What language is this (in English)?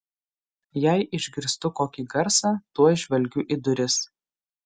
Lithuanian